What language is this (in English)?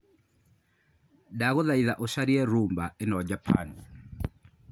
Kikuyu